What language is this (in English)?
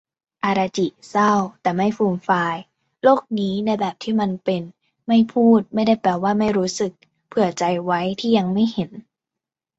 Thai